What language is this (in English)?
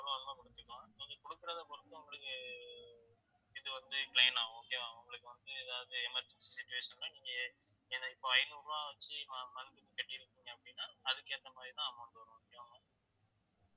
Tamil